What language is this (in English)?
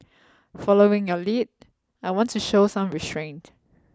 English